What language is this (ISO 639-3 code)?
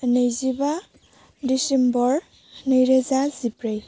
brx